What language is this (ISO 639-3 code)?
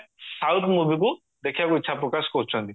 ori